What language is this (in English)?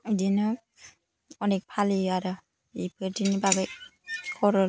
Bodo